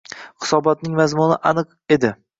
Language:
Uzbek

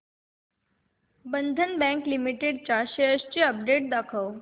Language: Marathi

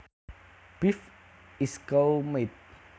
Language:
Javanese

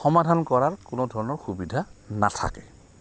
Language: Assamese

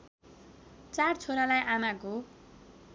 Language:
Nepali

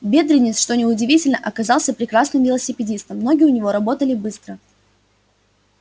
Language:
Russian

